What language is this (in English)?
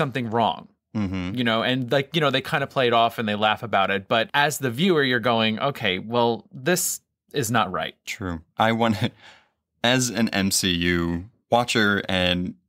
English